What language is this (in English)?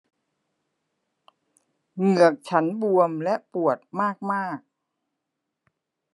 Thai